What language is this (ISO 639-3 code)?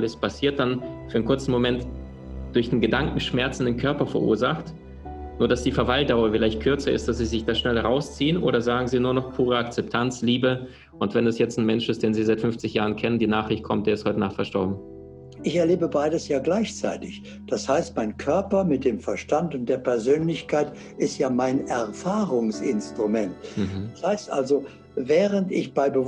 deu